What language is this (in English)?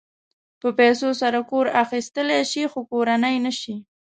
Pashto